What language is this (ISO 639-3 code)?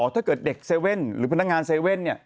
tha